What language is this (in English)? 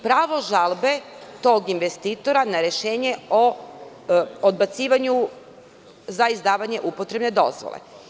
Serbian